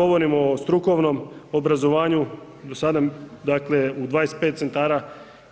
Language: Croatian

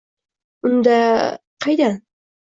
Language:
Uzbek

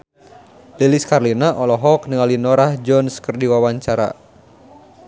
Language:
Sundanese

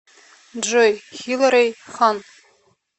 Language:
Russian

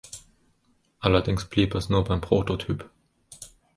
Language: German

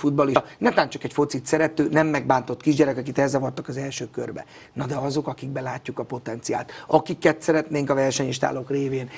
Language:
Hungarian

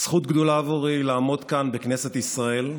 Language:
Hebrew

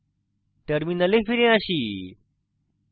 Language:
Bangla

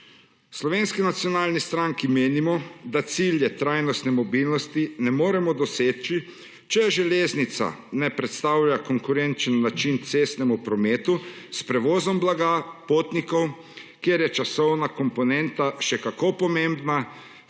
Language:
Slovenian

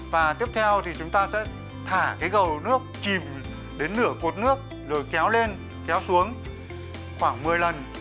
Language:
Vietnamese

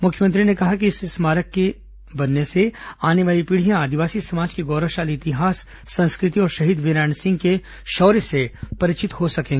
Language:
Hindi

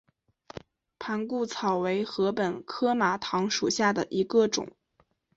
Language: Chinese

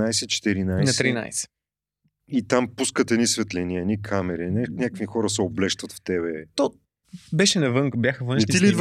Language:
Bulgarian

